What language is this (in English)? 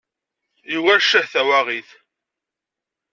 Kabyle